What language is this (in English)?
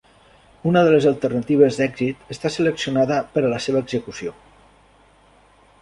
Catalan